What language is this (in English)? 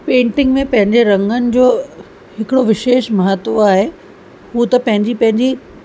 Sindhi